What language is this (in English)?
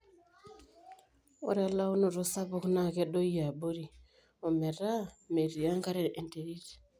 Masai